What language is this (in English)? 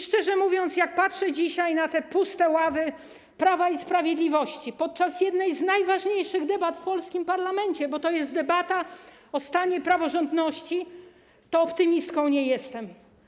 Polish